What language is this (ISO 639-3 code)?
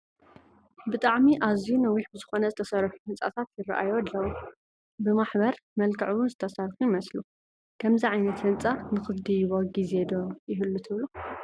tir